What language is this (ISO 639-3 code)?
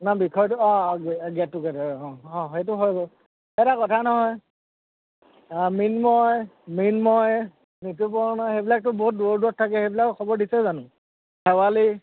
asm